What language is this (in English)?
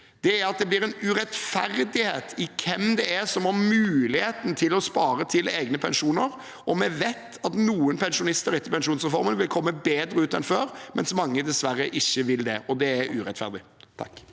Norwegian